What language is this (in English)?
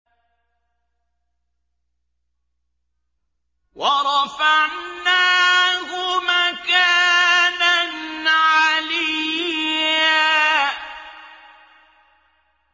Arabic